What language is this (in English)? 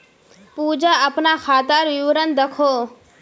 Magahi